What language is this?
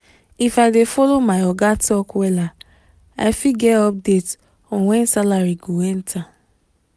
Nigerian Pidgin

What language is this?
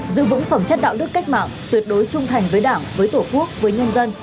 Vietnamese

